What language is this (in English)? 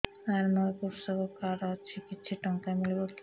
Odia